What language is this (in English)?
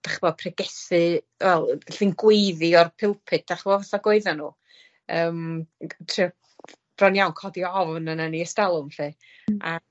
Welsh